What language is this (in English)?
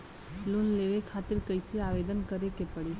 Bhojpuri